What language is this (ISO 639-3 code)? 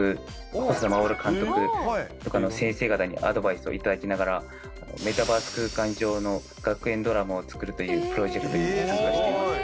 jpn